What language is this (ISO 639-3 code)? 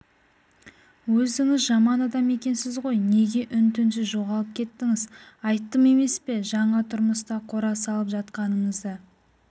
kaz